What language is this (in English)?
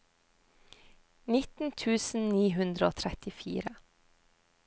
Norwegian